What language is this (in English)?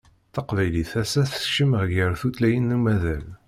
Kabyle